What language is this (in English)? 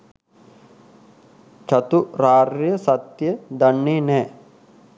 Sinhala